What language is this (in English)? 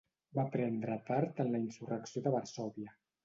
Catalan